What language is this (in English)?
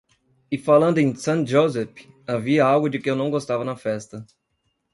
Portuguese